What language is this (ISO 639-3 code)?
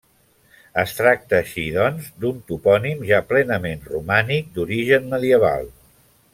cat